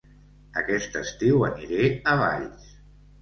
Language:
Catalan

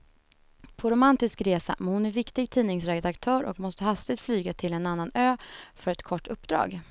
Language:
Swedish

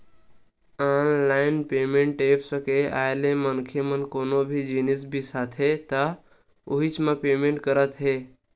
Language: Chhattisgarhi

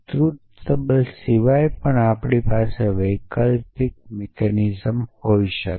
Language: Gujarati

